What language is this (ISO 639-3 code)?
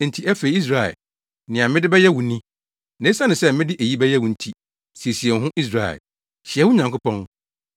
aka